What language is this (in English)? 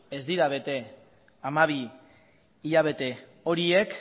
Basque